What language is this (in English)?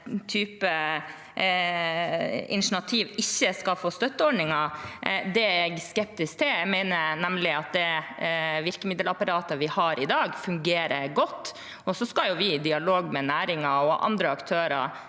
Norwegian